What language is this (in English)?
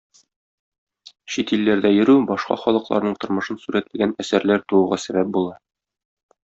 Tatar